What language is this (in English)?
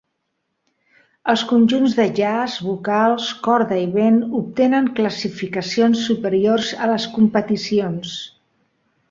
Catalan